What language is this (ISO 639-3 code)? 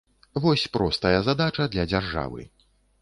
bel